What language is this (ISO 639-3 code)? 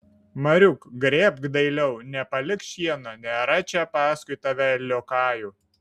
lit